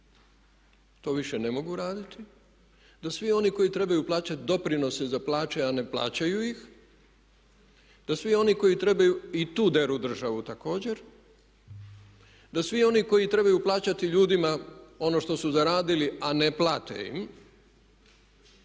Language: Croatian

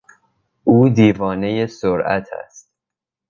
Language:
Persian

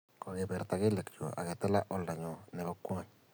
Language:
Kalenjin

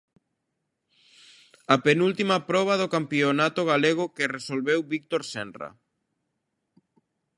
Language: Galician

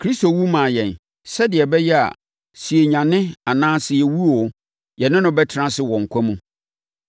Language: Akan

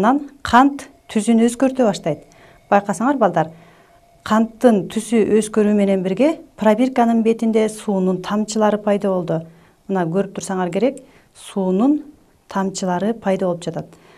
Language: Turkish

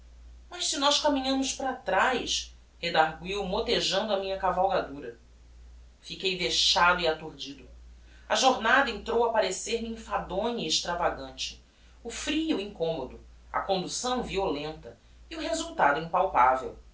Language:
Portuguese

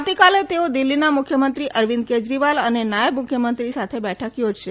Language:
Gujarati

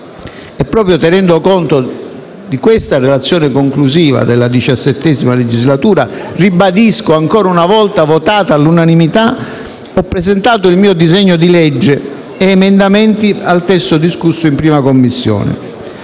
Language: Italian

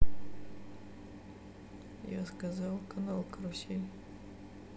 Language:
Russian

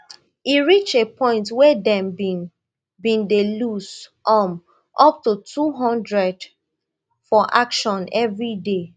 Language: Nigerian Pidgin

